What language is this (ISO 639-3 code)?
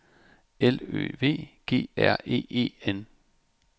dan